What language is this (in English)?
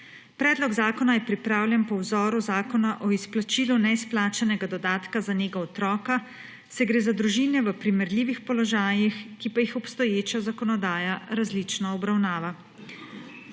Slovenian